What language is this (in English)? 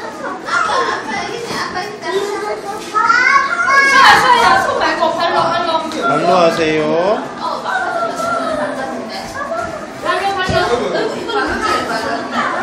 Korean